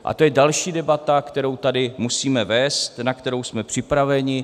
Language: Czech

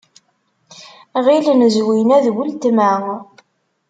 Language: Kabyle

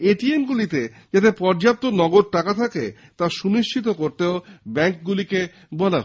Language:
Bangla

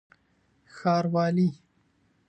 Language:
Pashto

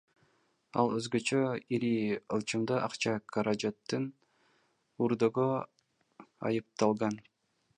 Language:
Kyrgyz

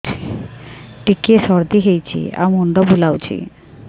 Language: Odia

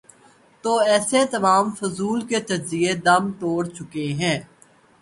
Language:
Urdu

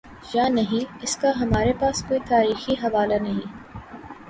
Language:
Urdu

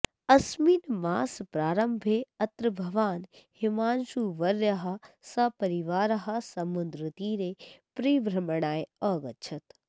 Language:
Sanskrit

